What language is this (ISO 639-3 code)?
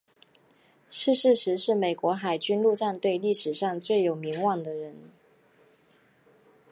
zho